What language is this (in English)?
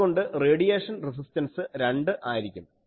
Malayalam